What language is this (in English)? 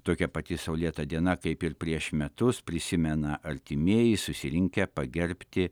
Lithuanian